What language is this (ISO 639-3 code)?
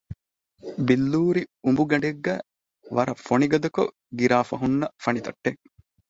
div